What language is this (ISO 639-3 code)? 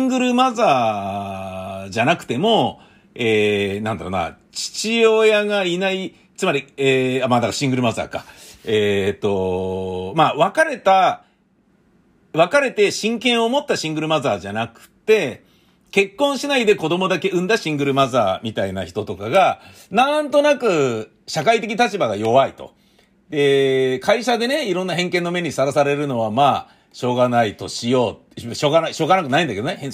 jpn